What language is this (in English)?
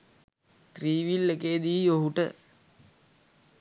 Sinhala